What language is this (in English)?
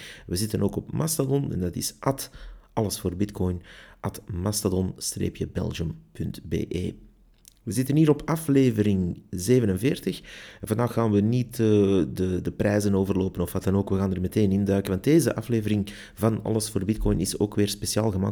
Dutch